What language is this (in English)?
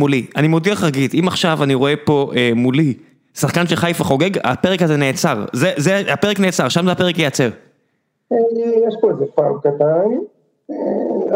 Hebrew